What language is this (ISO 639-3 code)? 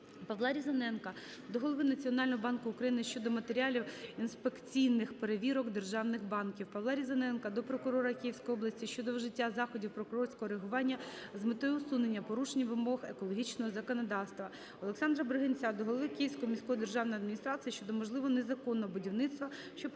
ukr